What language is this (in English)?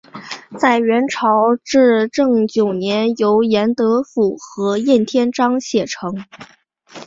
Chinese